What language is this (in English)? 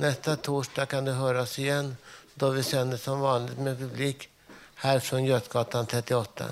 Swedish